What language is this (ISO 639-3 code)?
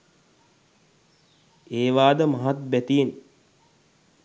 sin